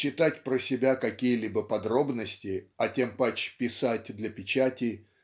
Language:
Russian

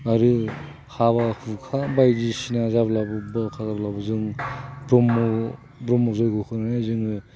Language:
Bodo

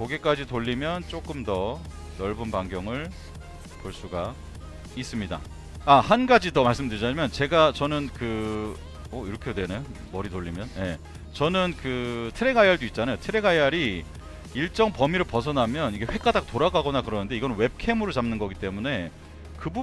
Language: Korean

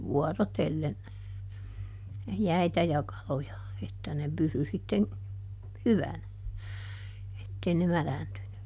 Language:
Finnish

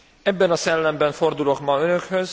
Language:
Hungarian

